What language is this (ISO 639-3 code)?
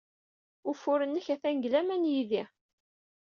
kab